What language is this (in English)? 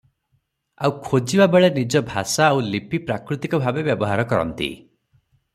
Odia